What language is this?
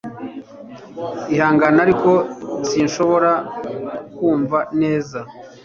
Kinyarwanda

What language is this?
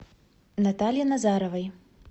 Russian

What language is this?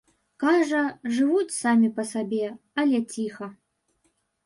Belarusian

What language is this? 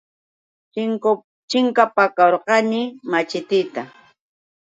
Yauyos Quechua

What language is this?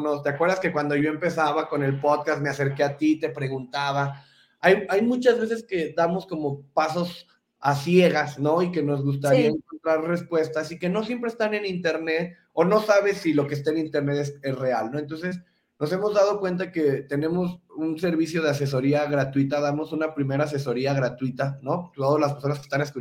Spanish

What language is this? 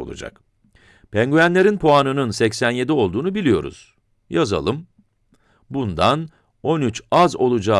Turkish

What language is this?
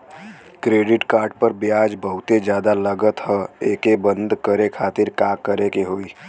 Bhojpuri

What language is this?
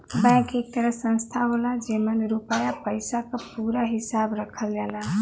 Bhojpuri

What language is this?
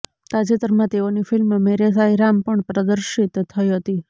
Gujarati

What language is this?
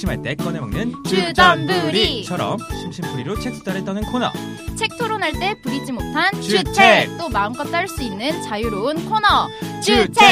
Korean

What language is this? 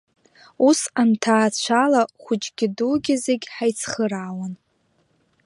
Abkhazian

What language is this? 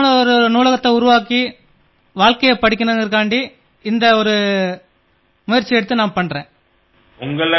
Tamil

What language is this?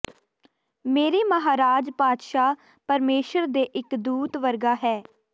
Punjabi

